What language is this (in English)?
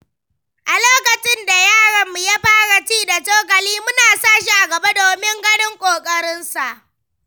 Hausa